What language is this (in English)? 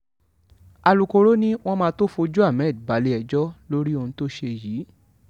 Yoruba